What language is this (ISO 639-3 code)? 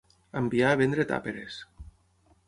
cat